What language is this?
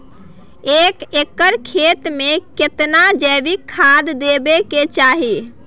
Maithili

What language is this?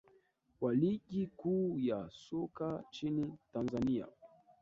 Swahili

